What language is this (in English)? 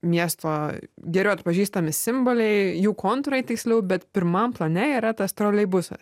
Lithuanian